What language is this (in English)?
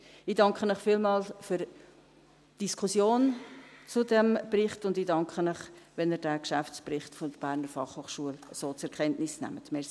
Swiss German